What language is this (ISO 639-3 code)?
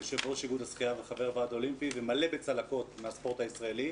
heb